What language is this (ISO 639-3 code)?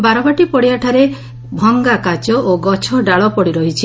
ori